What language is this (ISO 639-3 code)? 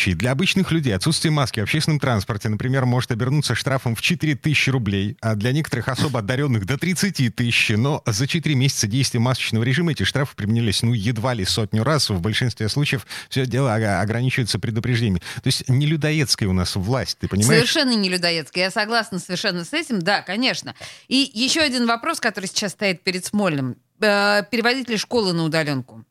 rus